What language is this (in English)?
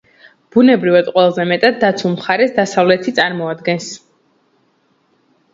Georgian